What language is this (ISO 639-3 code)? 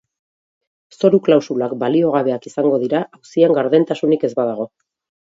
eus